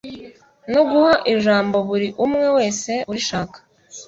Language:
Kinyarwanda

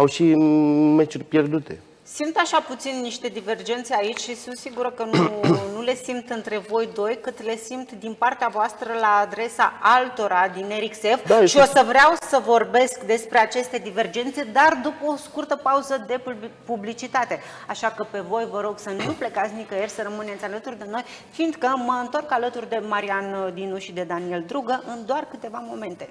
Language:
Romanian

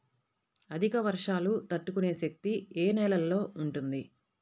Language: Telugu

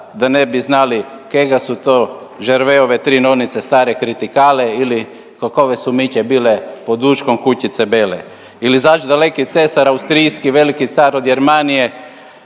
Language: Croatian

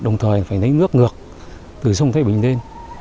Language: Vietnamese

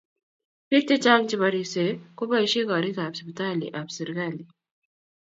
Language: Kalenjin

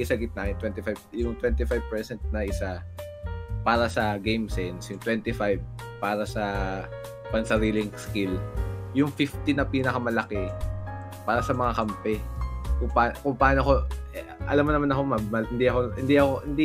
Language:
Filipino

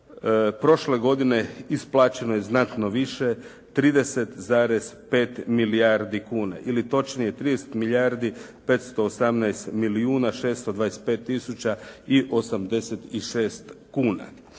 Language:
Croatian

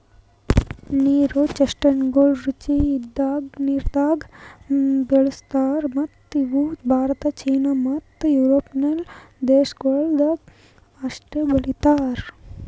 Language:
Kannada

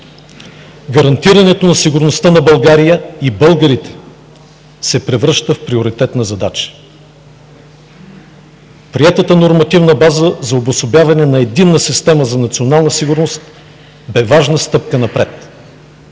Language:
Bulgarian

